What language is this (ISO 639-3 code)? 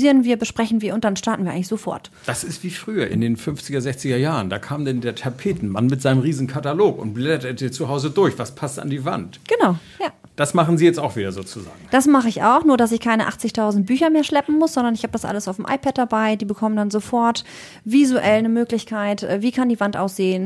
deu